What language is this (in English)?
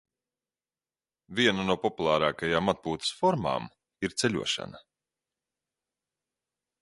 Latvian